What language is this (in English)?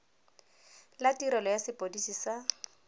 Tswana